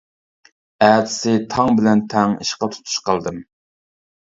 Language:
Uyghur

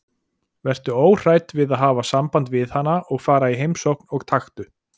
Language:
Icelandic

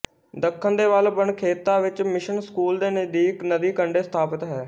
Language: Punjabi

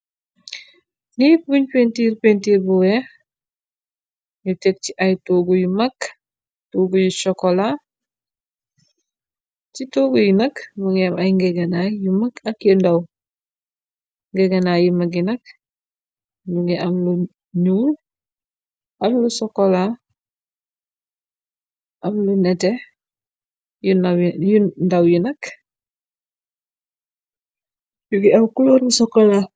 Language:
Wolof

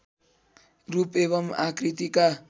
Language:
Nepali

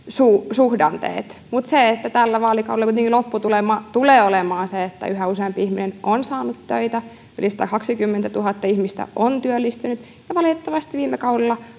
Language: Finnish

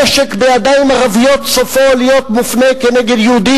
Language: Hebrew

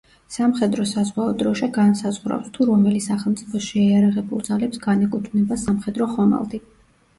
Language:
Georgian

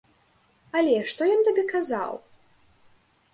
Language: Belarusian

